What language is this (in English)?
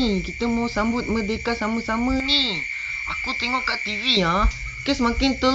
Malay